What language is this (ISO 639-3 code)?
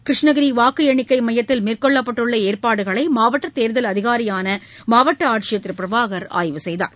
tam